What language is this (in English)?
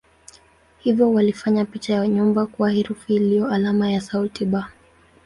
Swahili